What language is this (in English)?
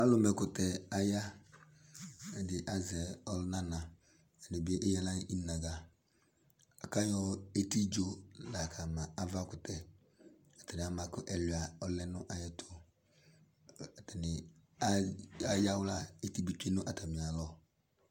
Ikposo